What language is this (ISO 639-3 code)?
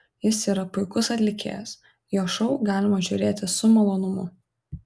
lit